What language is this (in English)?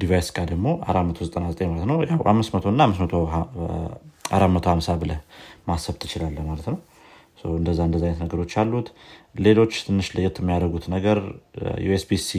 Amharic